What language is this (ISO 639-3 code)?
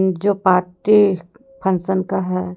hin